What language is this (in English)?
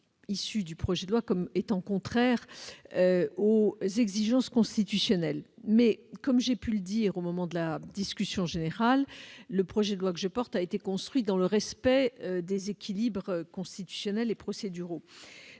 French